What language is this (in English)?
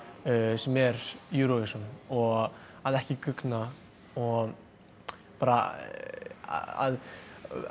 Icelandic